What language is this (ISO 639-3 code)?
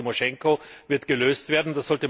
deu